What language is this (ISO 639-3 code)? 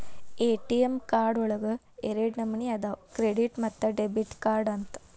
kan